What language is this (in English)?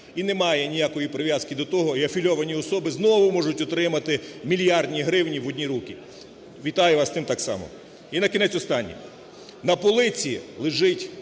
Ukrainian